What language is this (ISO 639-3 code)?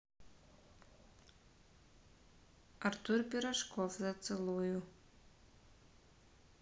rus